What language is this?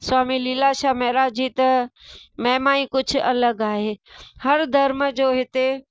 Sindhi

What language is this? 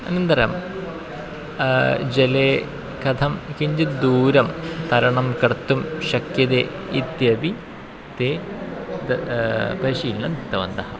Sanskrit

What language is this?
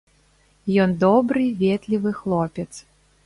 Belarusian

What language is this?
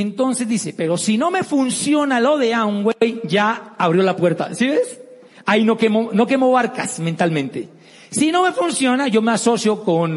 Spanish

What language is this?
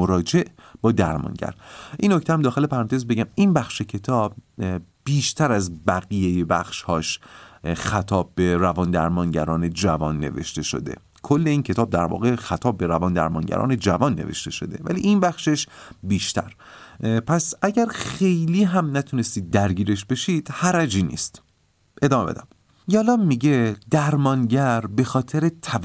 Persian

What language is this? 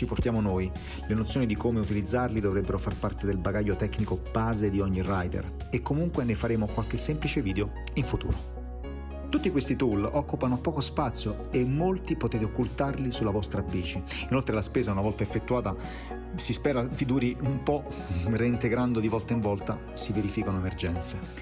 Italian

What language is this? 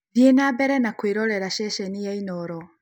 Kikuyu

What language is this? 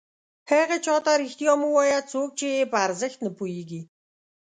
Pashto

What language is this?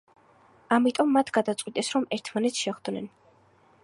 Georgian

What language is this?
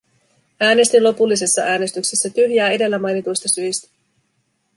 Finnish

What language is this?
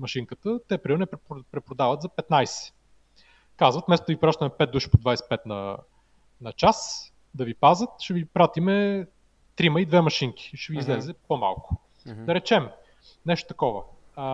Bulgarian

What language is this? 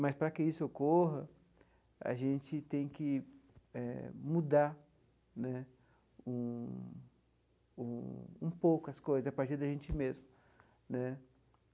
Portuguese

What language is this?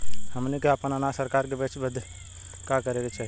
Bhojpuri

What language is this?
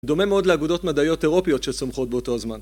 Hebrew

